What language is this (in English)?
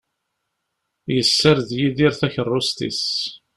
Kabyle